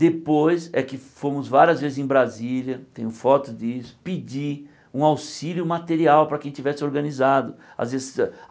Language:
Portuguese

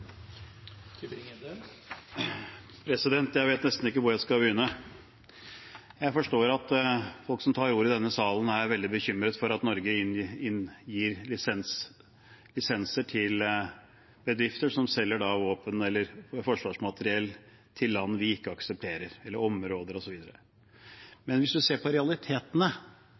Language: Norwegian Bokmål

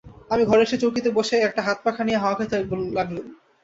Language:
Bangla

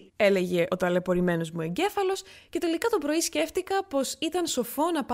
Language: Greek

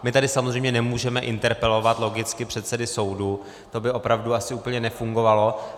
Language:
Czech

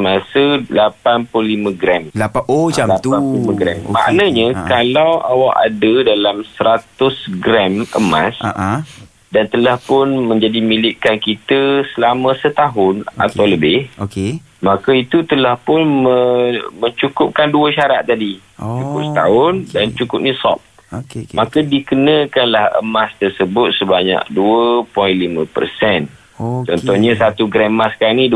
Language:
Malay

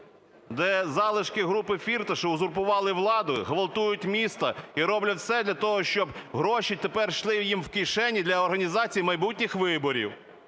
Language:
Ukrainian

